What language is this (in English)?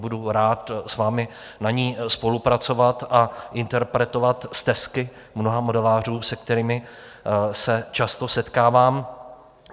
Czech